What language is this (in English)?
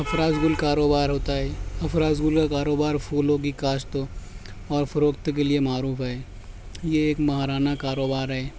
Urdu